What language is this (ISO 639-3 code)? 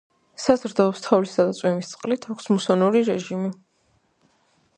kat